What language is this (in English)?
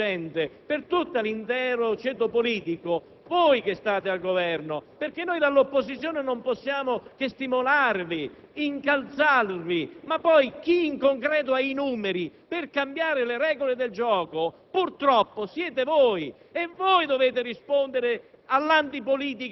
Italian